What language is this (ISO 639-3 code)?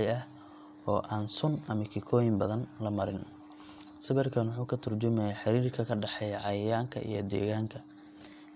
som